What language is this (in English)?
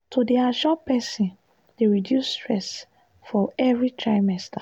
Nigerian Pidgin